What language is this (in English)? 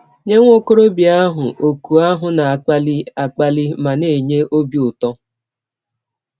Igbo